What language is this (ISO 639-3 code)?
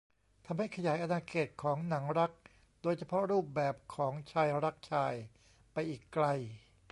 tha